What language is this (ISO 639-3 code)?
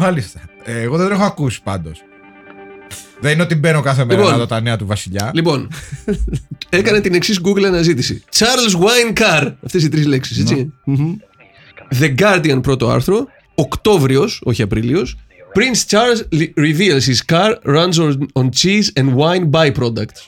ell